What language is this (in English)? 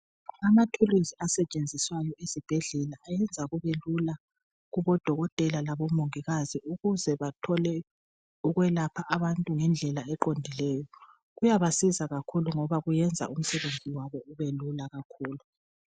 North Ndebele